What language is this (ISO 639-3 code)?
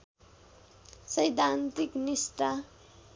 nep